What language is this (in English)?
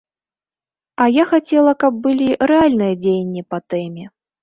Belarusian